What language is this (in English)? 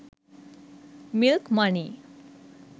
Sinhala